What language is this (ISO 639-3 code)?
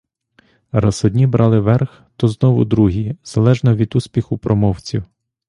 ukr